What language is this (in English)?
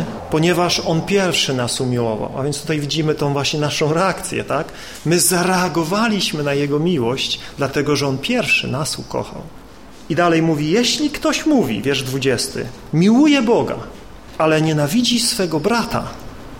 Polish